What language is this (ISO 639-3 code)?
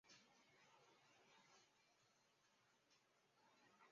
zho